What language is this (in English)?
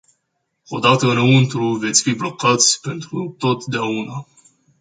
Romanian